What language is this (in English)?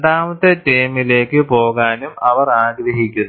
Malayalam